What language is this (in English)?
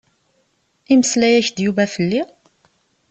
Kabyle